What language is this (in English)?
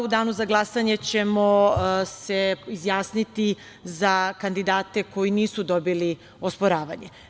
Serbian